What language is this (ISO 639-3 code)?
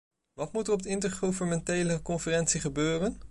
nld